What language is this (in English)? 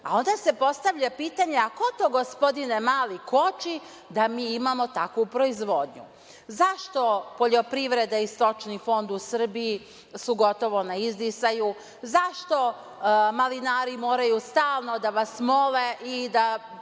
Serbian